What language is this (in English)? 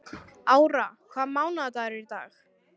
Icelandic